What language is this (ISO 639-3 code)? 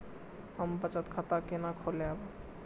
mai